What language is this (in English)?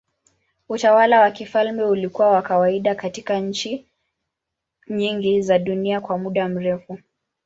Swahili